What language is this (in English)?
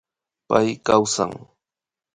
Imbabura Highland Quichua